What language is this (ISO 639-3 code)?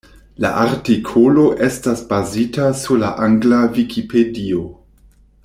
epo